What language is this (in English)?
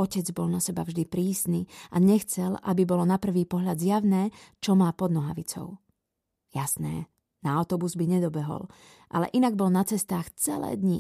Slovak